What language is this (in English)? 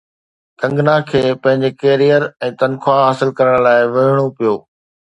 Sindhi